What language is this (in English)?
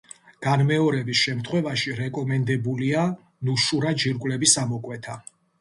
Georgian